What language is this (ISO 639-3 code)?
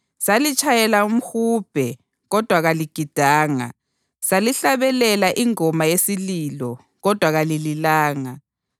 nde